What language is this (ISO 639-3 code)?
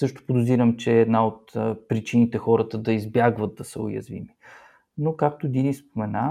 bul